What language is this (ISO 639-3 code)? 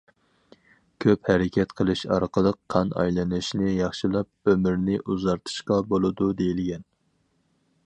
uig